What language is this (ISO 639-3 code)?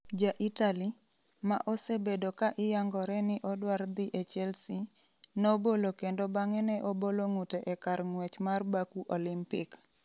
luo